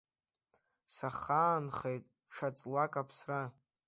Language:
Abkhazian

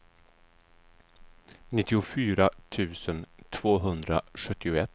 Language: Swedish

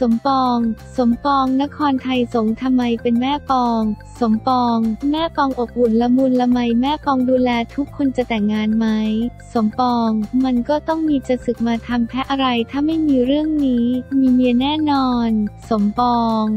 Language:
Thai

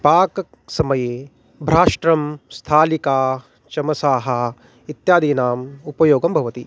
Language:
Sanskrit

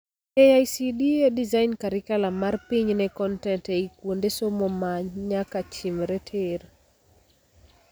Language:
Luo (Kenya and Tanzania)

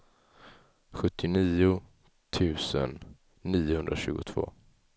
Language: Swedish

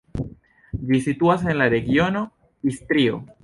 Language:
Esperanto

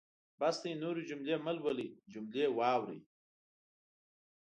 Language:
Pashto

